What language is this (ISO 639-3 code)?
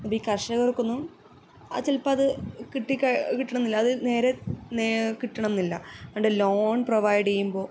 mal